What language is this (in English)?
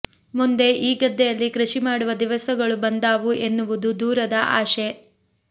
Kannada